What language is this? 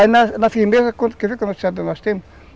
Portuguese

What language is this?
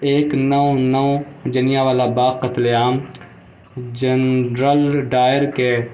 Urdu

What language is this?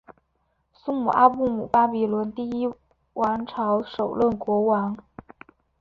Chinese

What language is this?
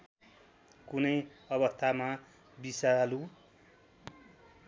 Nepali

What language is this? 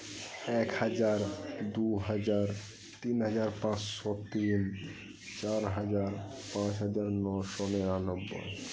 Santali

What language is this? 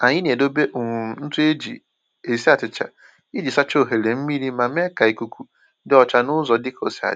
Igbo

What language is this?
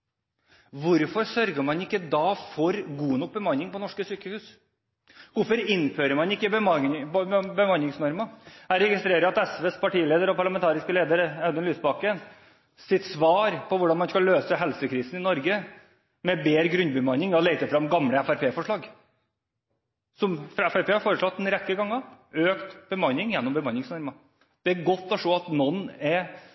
Norwegian Bokmål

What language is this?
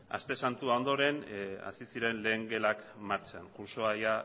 Basque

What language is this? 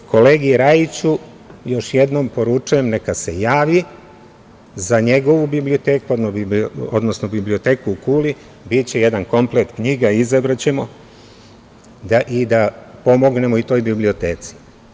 Serbian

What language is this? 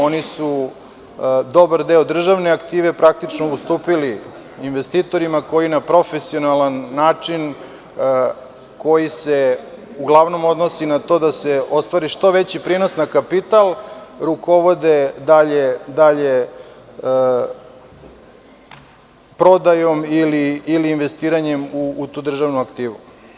Serbian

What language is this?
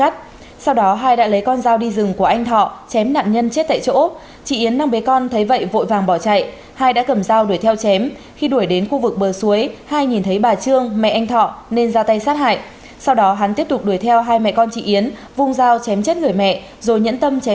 Vietnamese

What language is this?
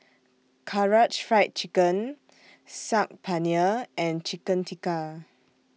English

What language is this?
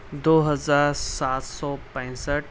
Urdu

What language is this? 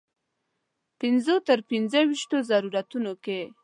Pashto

